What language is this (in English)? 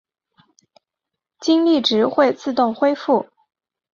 Chinese